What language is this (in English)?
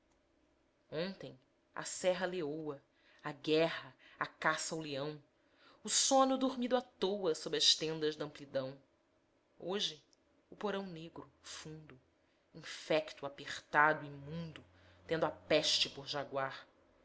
Portuguese